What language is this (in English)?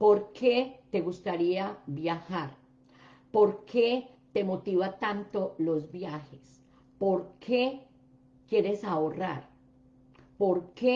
Spanish